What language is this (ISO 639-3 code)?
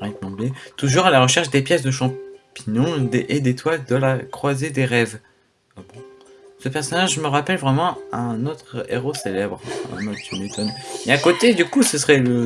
fra